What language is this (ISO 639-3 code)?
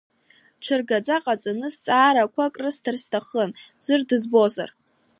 abk